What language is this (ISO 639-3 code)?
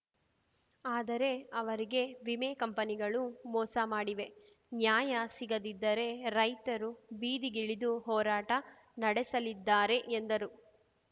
kan